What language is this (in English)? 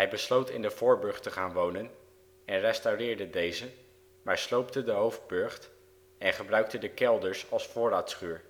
Dutch